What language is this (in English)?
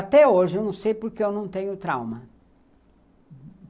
Portuguese